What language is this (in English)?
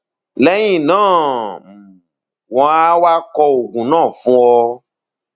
Yoruba